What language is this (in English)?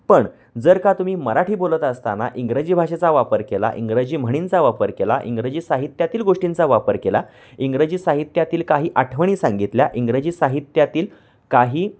Marathi